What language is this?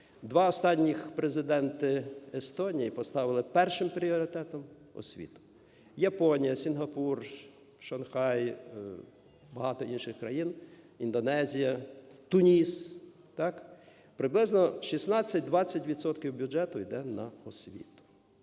Ukrainian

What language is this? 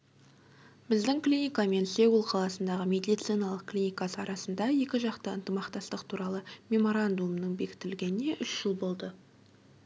Kazakh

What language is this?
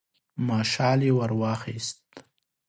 Pashto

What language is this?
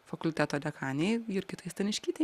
Lithuanian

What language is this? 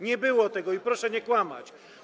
Polish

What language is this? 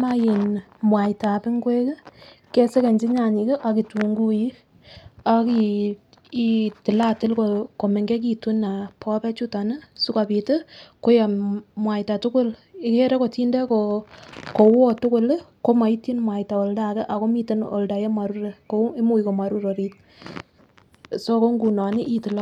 Kalenjin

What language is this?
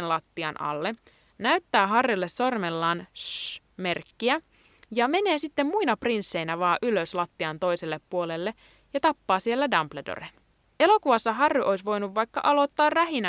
Finnish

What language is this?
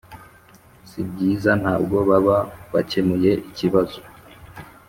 Kinyarwanda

